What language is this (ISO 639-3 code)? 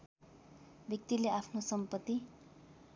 nep